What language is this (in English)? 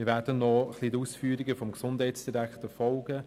Swiss German